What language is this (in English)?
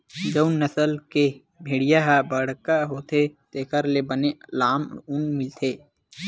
Chhattisgarhi